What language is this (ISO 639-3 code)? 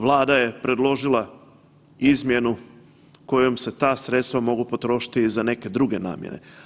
hrv